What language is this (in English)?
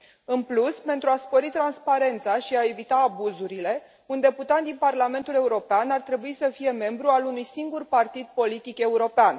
Romanian